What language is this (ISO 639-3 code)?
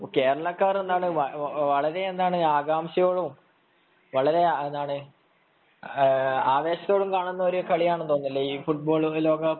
mal